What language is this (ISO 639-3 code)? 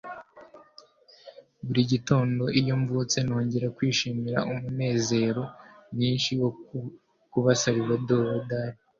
kin